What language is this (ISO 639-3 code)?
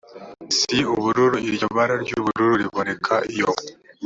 kin